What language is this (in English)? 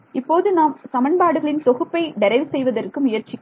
Tamil